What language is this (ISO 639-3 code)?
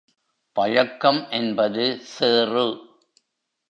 tam